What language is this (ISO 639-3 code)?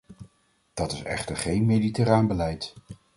nld